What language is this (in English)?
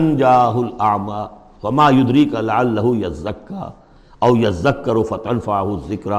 Urdu